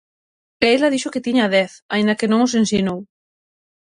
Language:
Galician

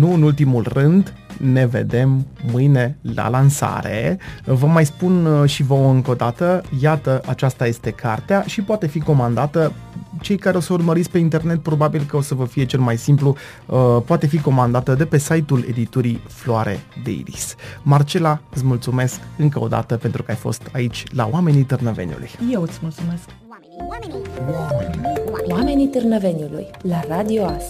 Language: Romanian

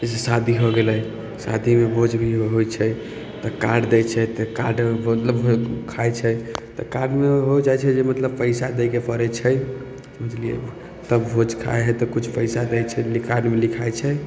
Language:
Maithili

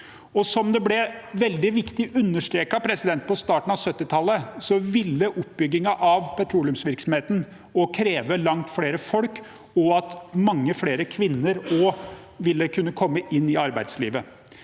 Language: Norwegian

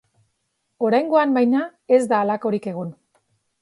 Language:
Basque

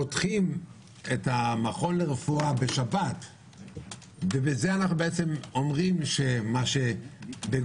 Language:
Hebrew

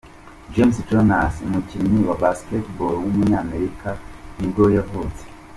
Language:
Kinyarwanda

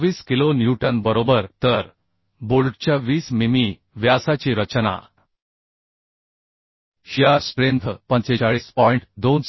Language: Marathi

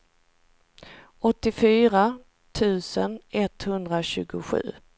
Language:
Swedish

